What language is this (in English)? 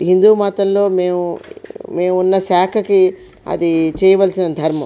Telugu